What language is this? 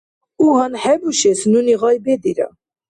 Dargwa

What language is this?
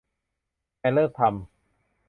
Thai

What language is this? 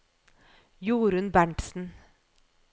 Norwegian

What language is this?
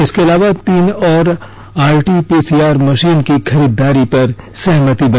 Hindi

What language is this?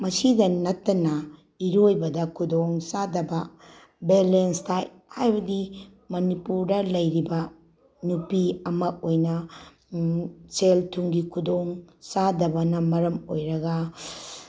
Manipuri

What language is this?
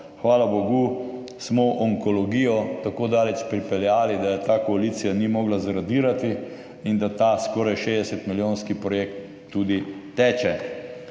Slovenian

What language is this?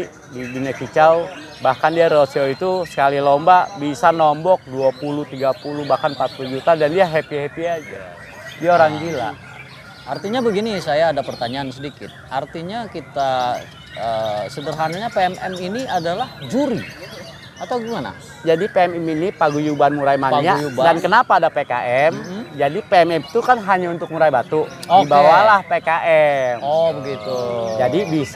Indonesian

